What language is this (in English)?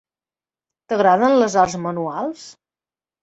Catalan